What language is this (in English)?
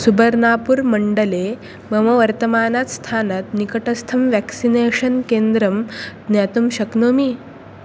Sanskrit